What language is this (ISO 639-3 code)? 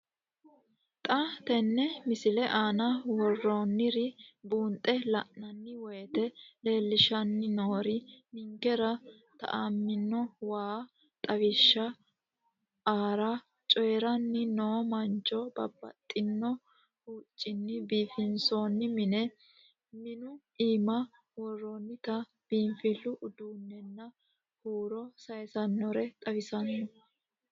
sid